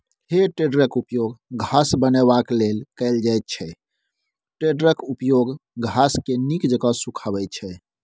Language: Maithili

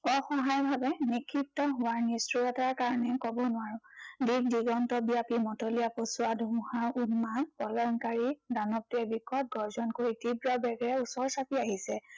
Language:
Assamese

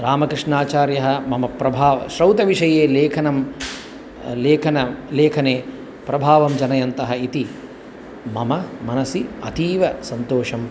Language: Sanskrit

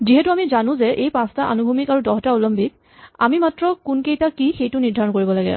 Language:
Assamese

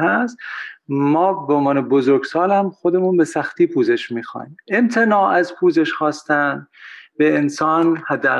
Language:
Persian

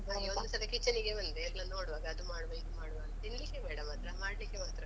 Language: Kannada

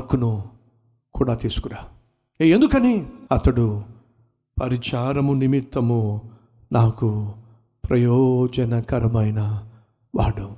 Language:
Telugu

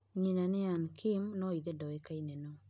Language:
Kikuyu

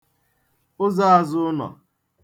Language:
Igbo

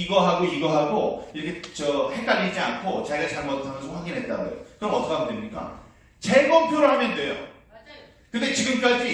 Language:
Korean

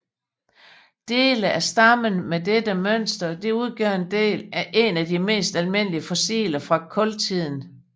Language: Danish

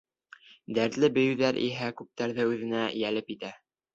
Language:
Bashkir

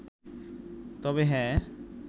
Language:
Bangla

